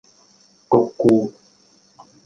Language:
Cantonese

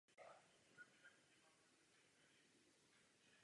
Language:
Czech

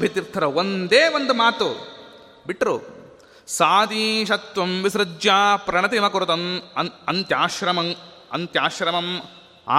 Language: Kannada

